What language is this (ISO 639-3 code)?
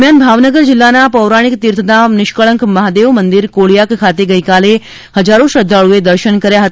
guj